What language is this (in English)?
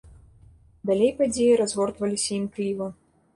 Belarusian